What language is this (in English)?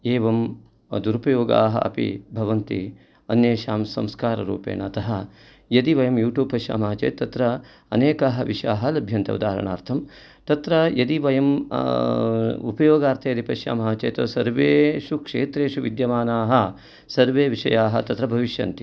Sanskrit